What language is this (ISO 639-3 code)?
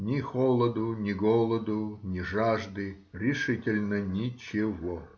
rus